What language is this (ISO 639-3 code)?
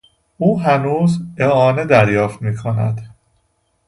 fas